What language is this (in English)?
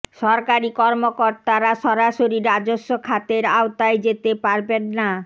Bangla